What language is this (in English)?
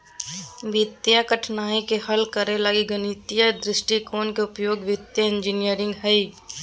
Magahi